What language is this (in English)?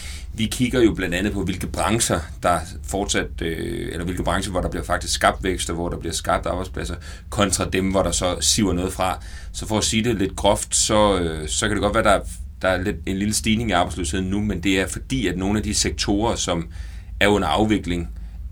Danish